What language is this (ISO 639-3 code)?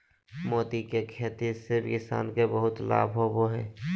mag